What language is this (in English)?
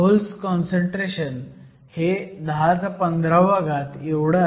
Marathi